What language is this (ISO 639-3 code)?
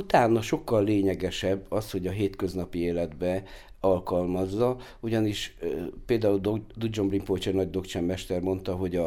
hun